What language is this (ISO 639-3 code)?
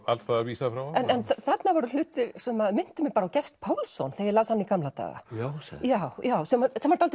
isl